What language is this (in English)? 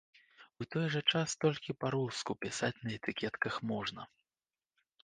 Belarusian